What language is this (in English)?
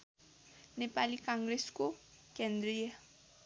Nepali